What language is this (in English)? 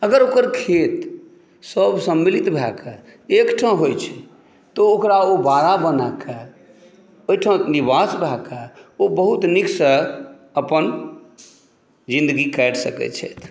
Maithili